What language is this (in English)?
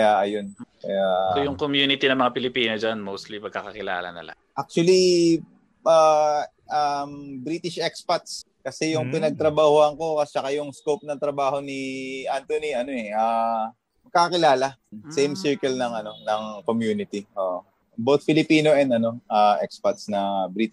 Filipino